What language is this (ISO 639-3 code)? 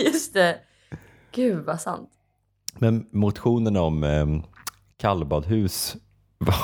swe